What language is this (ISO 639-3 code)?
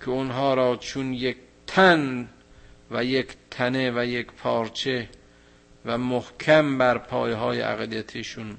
fas